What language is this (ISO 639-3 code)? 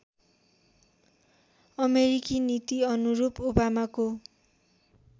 nep